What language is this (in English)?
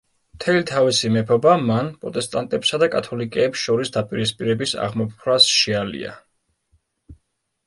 Georgian